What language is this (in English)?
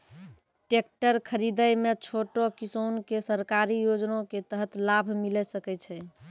Maithili